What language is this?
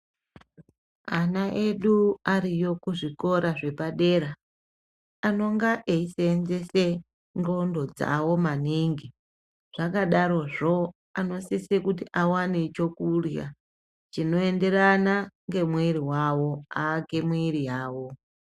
Ndau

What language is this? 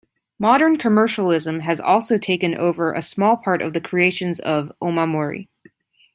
English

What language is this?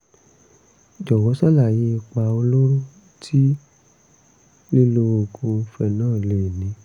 Yoruba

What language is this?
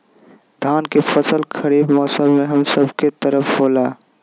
Magahi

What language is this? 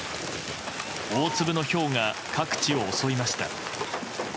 Japanese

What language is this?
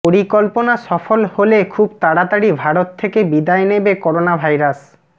Bangla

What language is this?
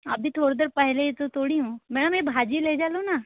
Hindi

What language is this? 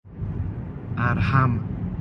Persian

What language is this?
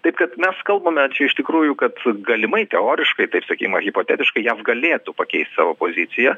Lithuanian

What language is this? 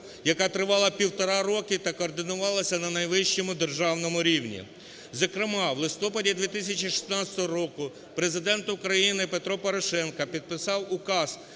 Ukrainian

